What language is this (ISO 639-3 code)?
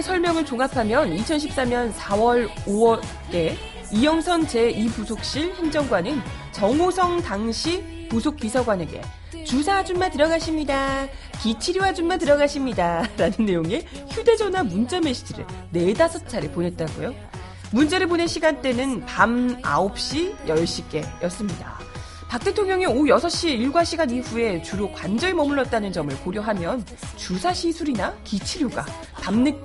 kor